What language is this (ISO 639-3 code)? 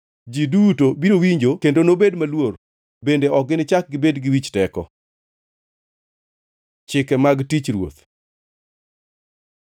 luo